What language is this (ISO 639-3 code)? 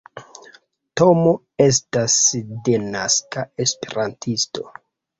epo